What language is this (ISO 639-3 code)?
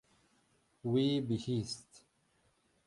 kur